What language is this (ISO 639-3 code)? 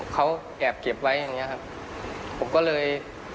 tha